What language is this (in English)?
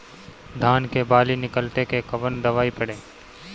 Bhojpuri